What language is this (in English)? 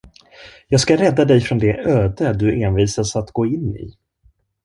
Swedish